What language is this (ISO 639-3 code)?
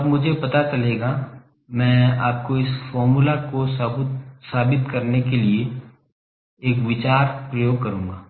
hin